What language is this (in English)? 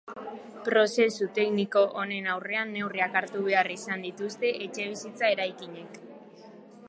Basque